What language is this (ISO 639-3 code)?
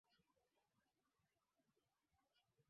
swa